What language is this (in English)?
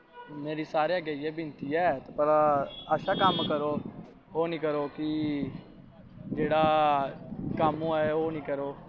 Dogri